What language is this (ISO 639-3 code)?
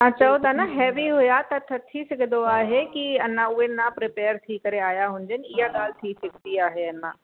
snd